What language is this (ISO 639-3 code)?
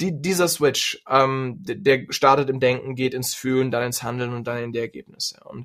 deu